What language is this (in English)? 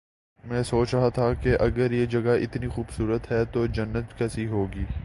Urdu